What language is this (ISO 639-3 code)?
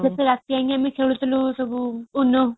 ori